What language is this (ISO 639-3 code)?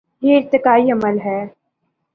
urd